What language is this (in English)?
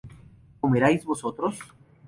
Spanish